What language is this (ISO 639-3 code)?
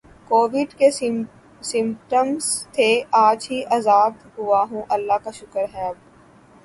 urd